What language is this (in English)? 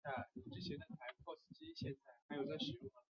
Chinese